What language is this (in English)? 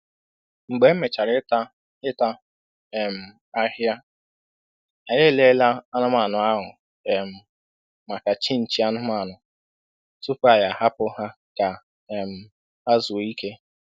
Igbo